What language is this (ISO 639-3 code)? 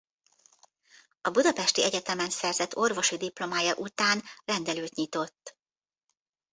hun